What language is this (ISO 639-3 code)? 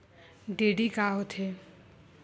hne